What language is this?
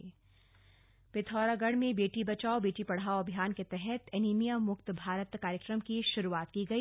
Hindi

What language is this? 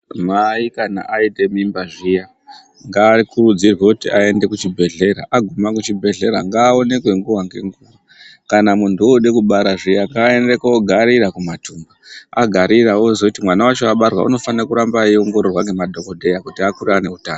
Ndau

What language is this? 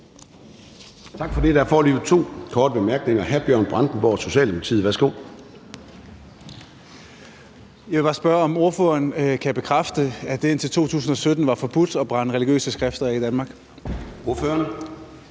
Danish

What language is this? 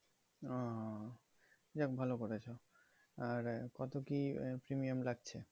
Bangla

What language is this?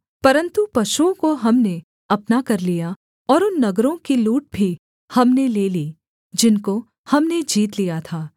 Hindi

